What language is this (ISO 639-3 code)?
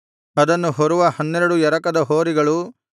kan